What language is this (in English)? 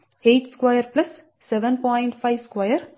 Telugu